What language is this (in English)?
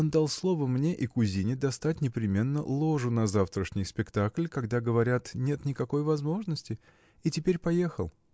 Russian